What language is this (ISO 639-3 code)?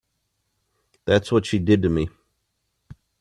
eng